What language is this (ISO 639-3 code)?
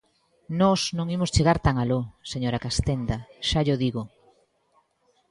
glg